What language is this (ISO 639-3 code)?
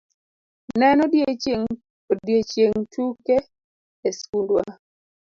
luo